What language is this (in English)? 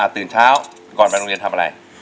Thai